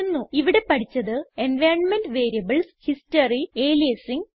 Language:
Malayalam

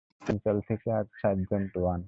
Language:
Bangla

